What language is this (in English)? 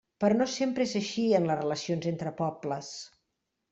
Catalan